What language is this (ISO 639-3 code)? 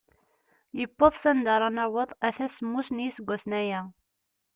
kab